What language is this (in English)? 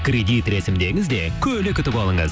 Kazakh